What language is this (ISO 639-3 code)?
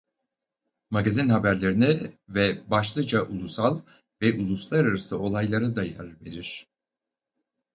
tur